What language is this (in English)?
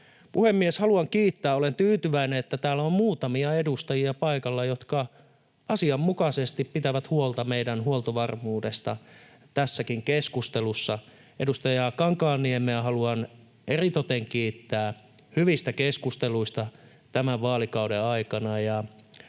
Finnish